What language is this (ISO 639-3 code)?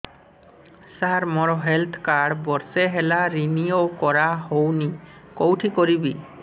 ori